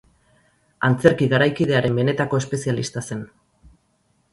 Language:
Basque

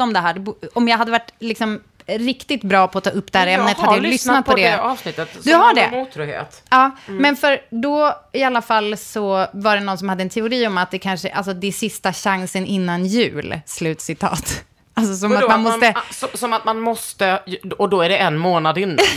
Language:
Swedish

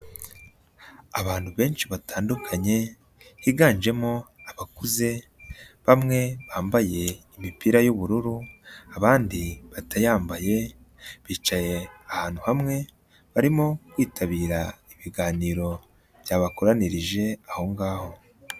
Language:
Kinyarwanda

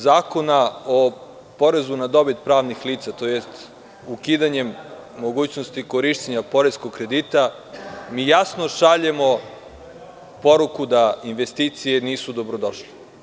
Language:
Serbian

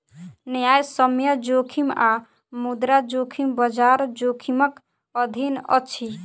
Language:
Maithili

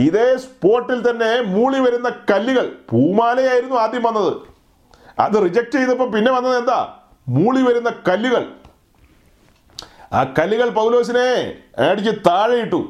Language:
Malayalam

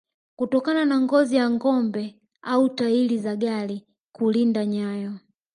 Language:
Swahili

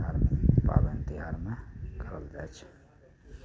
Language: Maithili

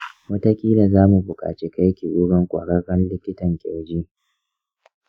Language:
Hausa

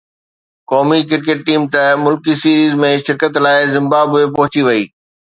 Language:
Sindhi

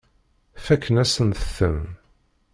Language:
Kabyle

